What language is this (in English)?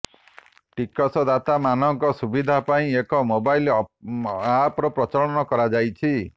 Odia